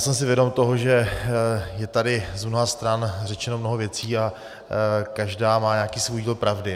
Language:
Czech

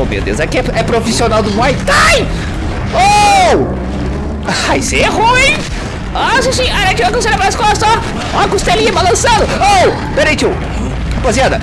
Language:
Portuguese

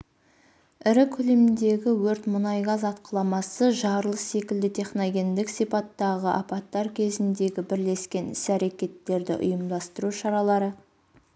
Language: Kazakh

